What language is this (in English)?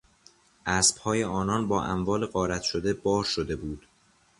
Persian